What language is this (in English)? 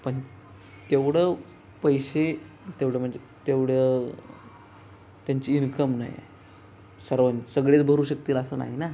Marathi